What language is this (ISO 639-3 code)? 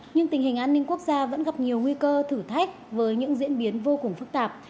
vie